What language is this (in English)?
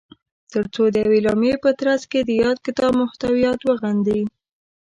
Pashto